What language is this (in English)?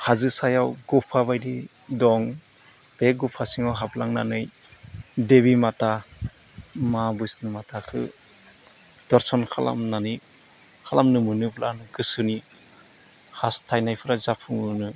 Bodo